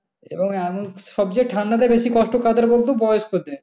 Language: Bangla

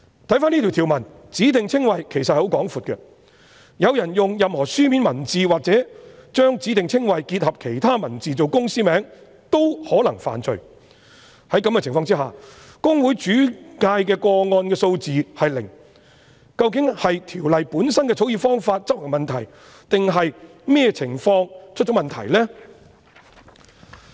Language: Cantonese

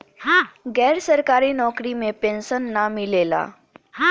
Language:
Bhojpuri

